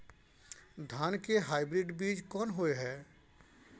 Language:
Maithili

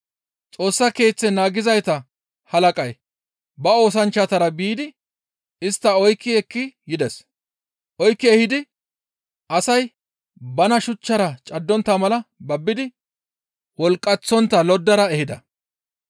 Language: Gamo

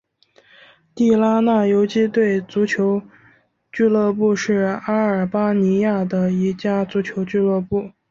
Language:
Chinese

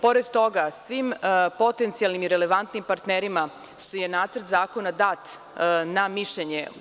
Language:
Serbian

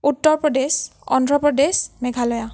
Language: Assamese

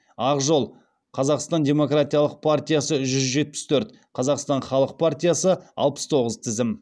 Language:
Kazakh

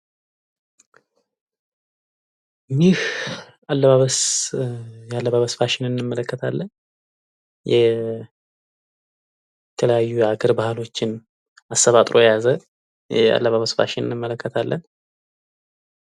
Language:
Amharic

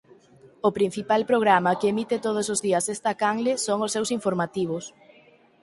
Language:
Galician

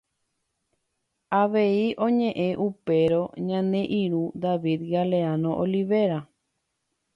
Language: Guarani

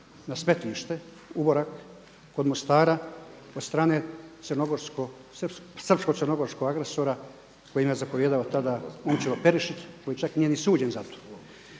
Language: Croatian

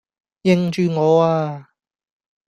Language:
Cantonese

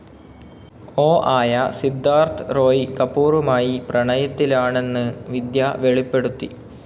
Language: Malayalam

